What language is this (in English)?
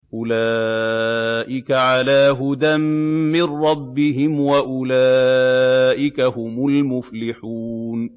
Arabic